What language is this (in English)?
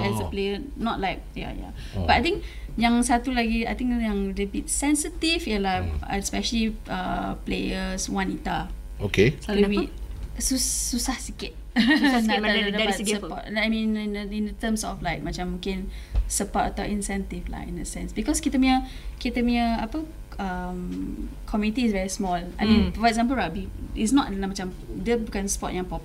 Malay